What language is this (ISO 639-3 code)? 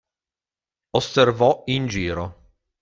ita